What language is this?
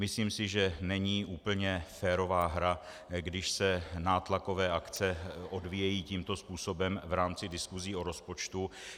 Czech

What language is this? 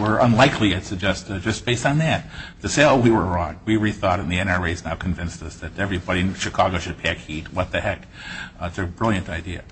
English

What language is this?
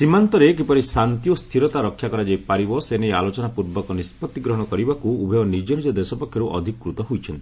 Odia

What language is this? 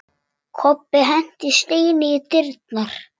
Icelandic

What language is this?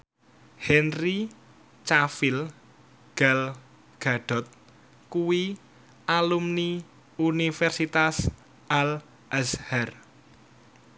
Javanese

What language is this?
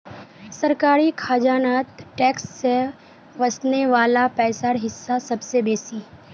Magahi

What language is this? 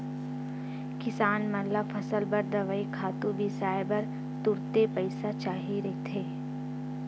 Chhattisgarhi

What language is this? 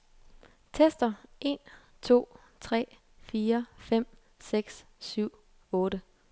Danish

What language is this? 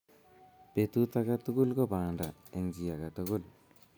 Kalenjin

